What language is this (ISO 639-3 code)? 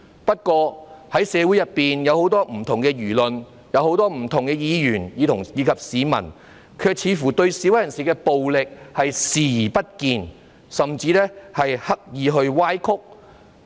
yue